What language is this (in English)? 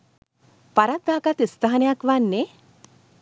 Sinhala